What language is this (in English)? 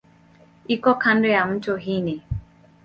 Swahili